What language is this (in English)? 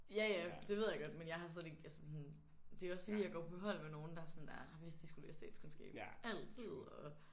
Danish